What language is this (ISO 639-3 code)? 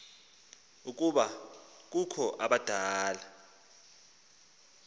xho